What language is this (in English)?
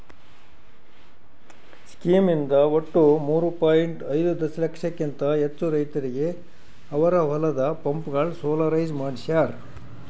Kannada